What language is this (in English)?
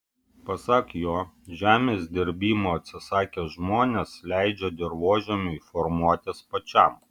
Lithuanian